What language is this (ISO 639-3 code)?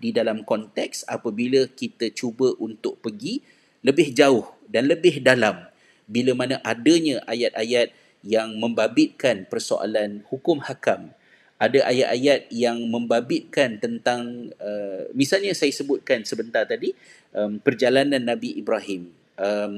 msa